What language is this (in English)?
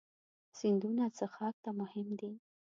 Pashto